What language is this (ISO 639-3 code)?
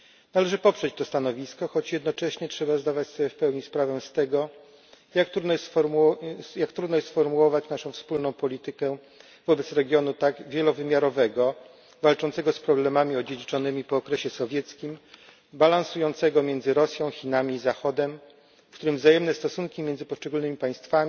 pol